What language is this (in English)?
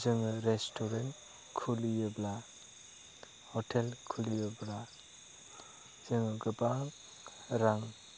Bodo